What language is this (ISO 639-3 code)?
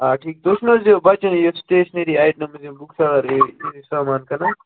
kas